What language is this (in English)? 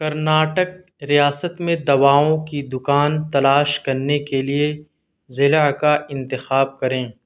Urdu